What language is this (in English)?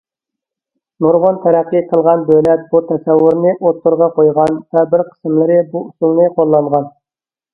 Uyghur